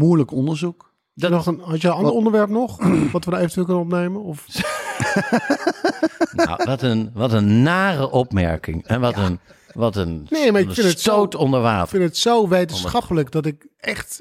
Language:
Dutch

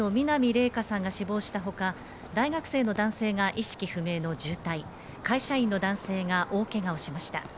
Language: Japanese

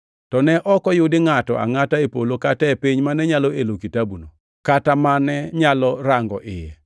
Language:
Luo (Kenya and Tanzania)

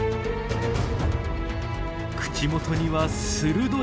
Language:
Japanese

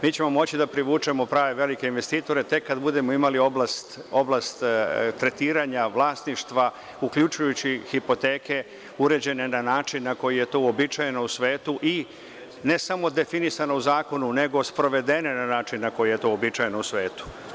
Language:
Serbian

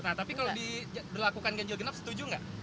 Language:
Indonesian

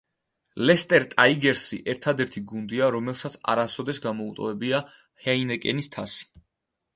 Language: Georgian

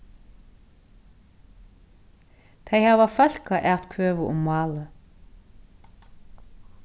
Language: Faroese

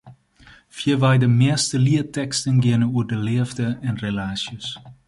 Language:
Western Frisian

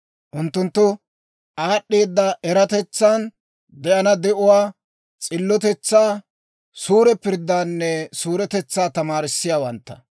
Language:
Dawro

